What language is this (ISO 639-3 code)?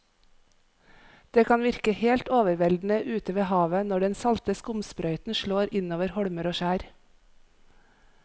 nor